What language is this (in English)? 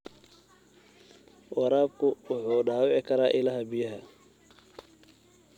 Somali